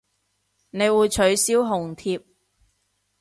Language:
Cantonese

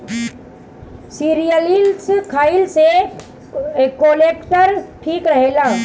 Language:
Bhojpuri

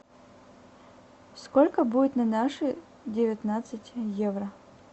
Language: Russian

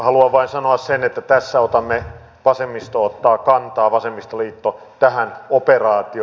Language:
Finnish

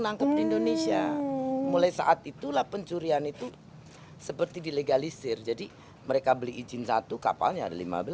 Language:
Indonesian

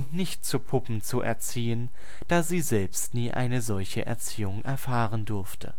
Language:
German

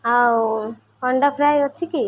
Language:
Odia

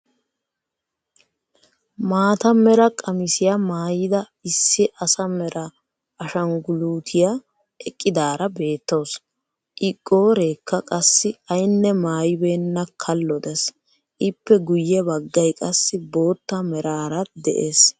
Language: Wolaytta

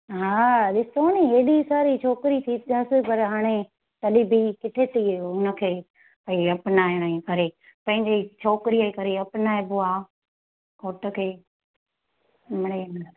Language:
Sindhi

